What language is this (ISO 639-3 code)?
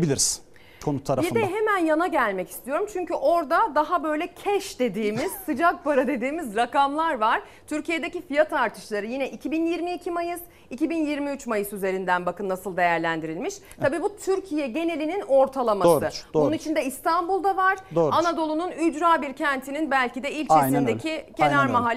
tur